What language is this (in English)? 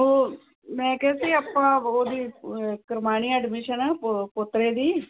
Punjabi